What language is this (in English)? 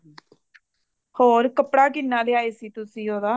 Punjabi